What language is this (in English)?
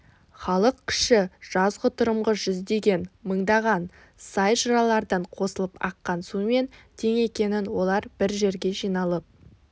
Kazakh